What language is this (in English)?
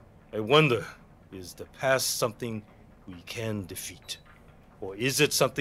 German